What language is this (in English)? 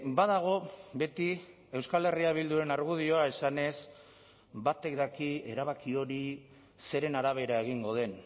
Basque